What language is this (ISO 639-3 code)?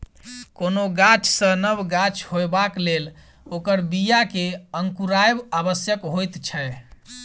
mai